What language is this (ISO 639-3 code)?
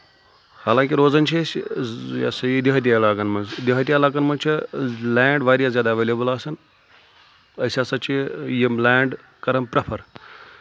kas